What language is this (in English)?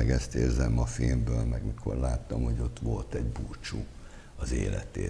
Hungarian